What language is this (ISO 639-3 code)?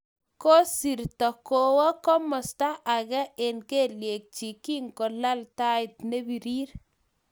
kln